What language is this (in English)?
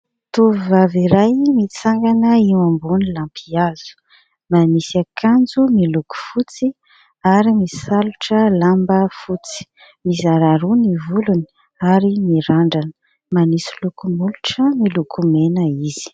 Malagasy